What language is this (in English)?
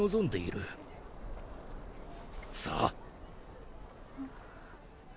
Japanese